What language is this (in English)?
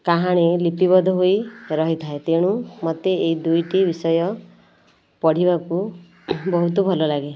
Odia